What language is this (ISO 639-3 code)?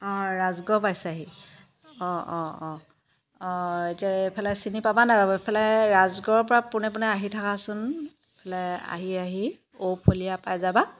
asm